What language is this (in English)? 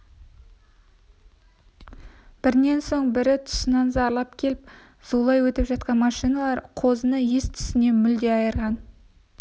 Kazakh